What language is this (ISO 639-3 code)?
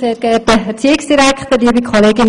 gsw